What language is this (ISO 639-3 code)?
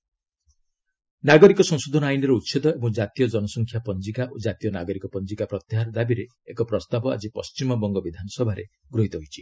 ori